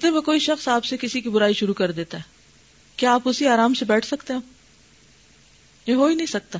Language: Urdu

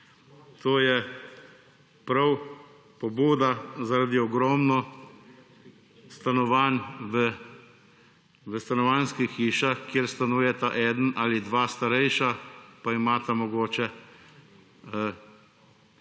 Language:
Slovenian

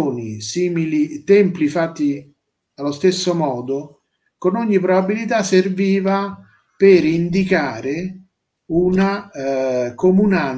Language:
Italian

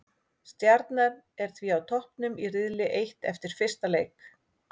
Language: Icelandic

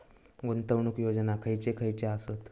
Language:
Marathi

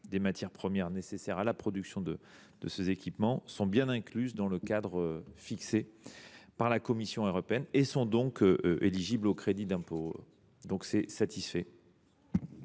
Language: French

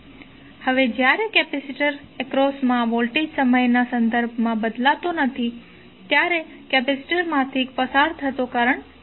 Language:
Gujarati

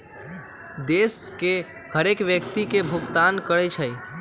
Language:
Magahi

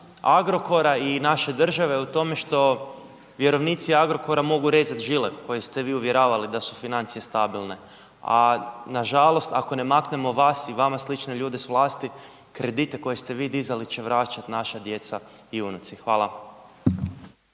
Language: Croatian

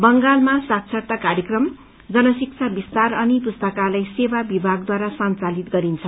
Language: Nepali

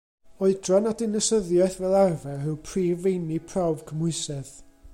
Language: Welsh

